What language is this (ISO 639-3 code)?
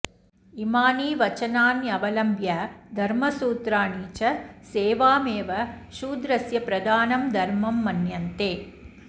san